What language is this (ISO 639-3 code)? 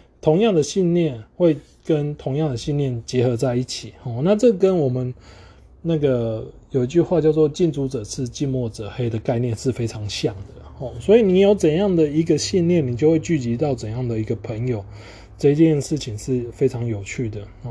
zho